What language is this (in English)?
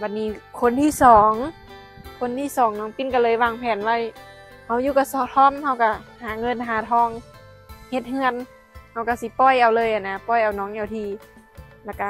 Thai